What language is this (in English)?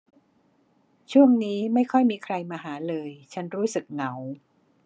Thai